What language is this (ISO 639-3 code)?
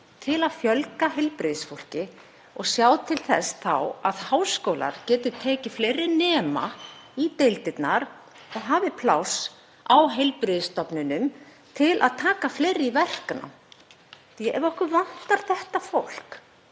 isl